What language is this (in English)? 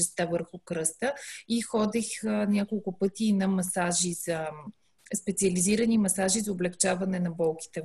Bulgarian